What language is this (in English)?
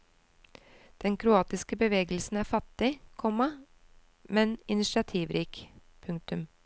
Norwegian